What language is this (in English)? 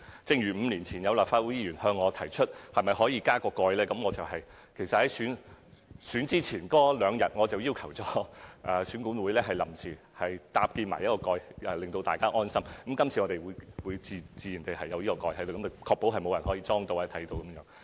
Cantonese